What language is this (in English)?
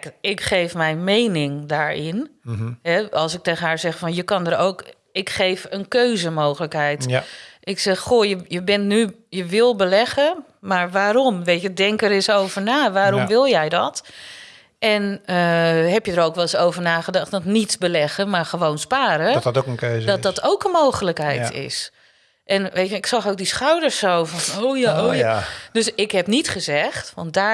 Dutch